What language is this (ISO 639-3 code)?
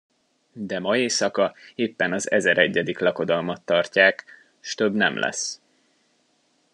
hun